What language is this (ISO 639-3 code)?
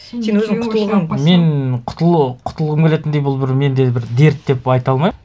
kaz